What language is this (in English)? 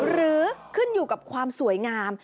Thai